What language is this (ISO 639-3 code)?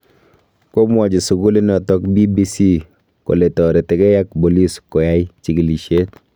kln